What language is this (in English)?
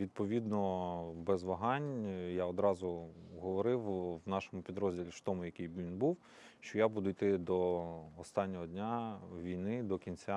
Ukrainian